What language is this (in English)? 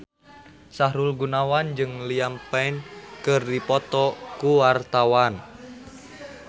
Sundanese